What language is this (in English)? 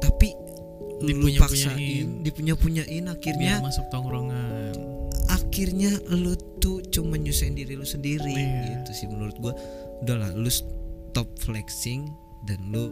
Indonesian